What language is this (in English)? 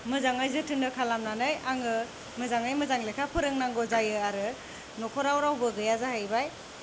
Bodo